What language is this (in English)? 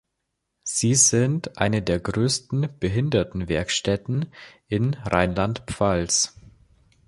German